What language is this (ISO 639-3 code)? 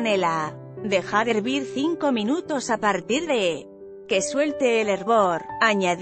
spa